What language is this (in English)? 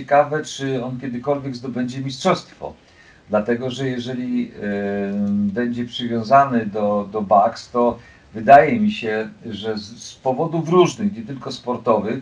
Polish